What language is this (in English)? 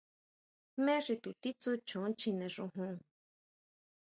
Huautla Mazatec